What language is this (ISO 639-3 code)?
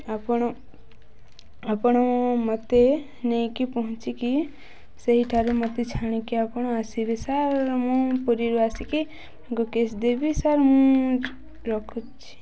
ori